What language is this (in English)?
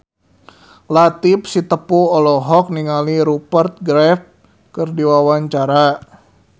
Sundanese